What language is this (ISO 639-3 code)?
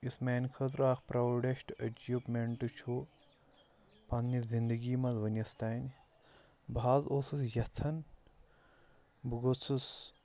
kas